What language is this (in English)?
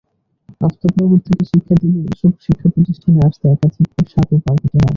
Bangla